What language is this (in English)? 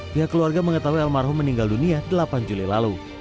Indonesian